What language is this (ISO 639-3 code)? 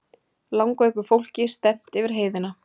isl